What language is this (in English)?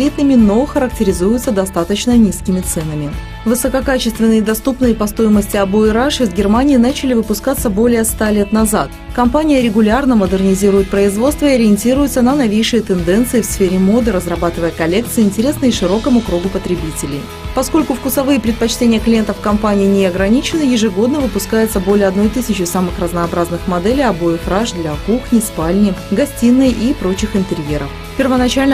Russian